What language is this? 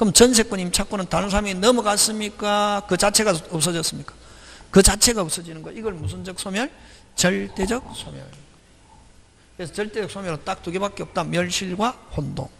Korean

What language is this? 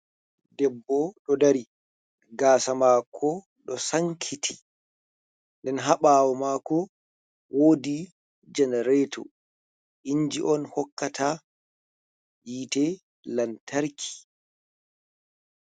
Fula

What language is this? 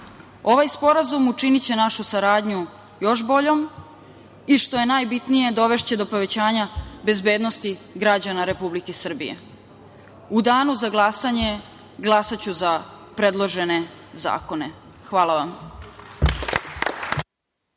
Serbian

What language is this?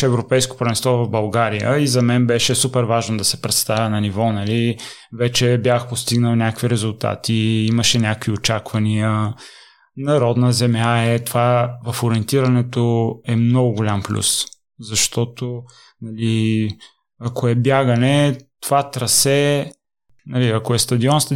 Bulgarian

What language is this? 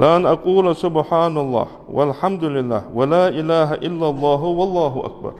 Arabic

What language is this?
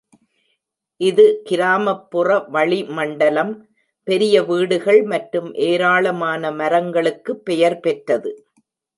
Tamil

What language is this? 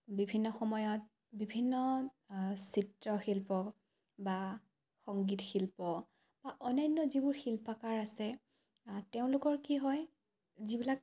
Assamese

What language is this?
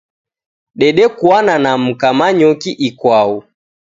Taita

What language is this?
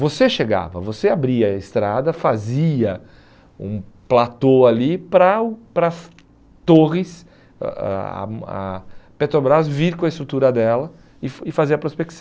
Portuguese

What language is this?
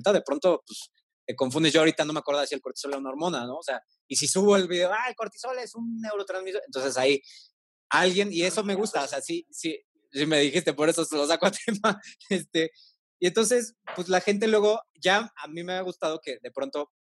Spanish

